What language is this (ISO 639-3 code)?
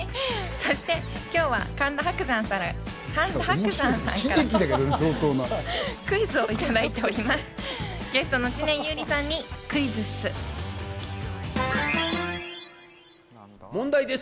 jpn